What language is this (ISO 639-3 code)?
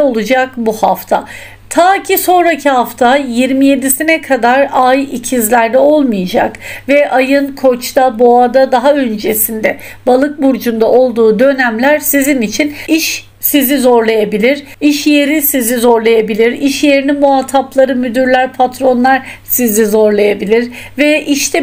tur